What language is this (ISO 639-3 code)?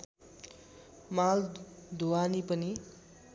nep